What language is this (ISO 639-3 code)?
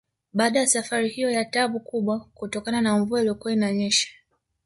swa